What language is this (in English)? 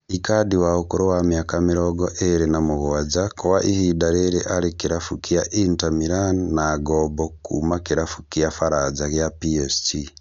Kikuyu